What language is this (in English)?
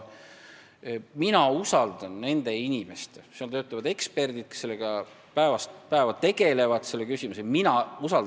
Estonian